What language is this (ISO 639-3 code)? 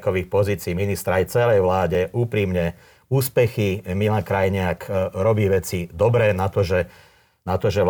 slk